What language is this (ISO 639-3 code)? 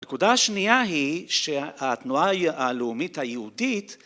heb